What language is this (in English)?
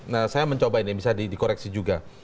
Indonesian